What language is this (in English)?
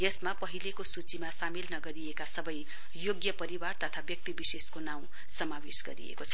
Nepali